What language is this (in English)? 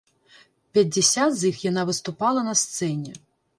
Belarusian